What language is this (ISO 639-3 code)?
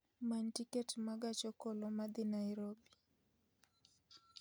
luo